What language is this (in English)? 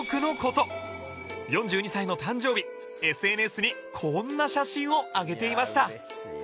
Japanese